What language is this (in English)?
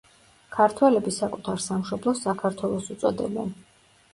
Georgian